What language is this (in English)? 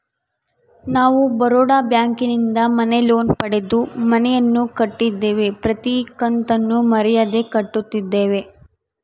Kannada